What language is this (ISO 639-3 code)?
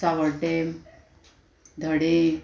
kok